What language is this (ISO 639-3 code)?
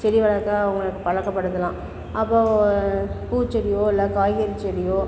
tam